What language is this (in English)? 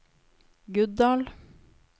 Norwegian